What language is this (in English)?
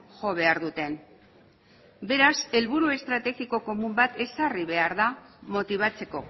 Basque